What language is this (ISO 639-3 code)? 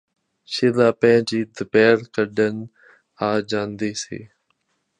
pan